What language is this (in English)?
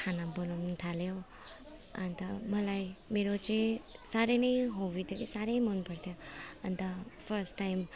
Nepali